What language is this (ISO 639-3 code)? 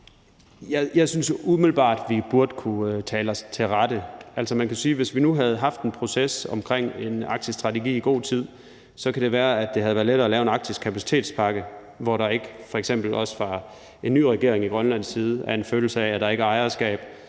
dan